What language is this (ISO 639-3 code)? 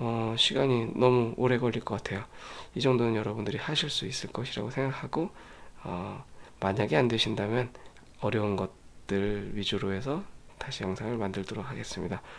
kor